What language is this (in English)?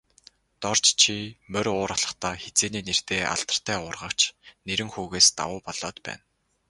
Mongolian